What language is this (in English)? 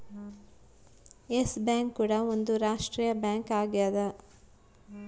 Kannada